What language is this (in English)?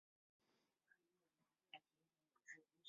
Chinese